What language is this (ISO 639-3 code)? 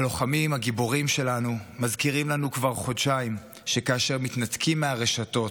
heb